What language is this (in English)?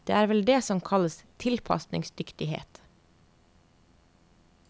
Norwegian